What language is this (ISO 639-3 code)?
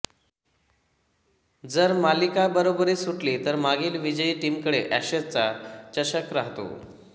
mar